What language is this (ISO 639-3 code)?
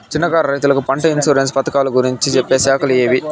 tel